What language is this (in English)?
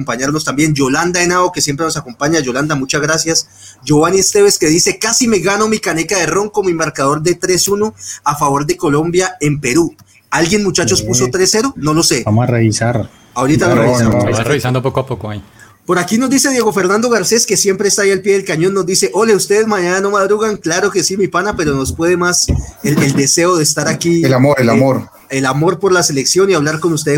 Spanish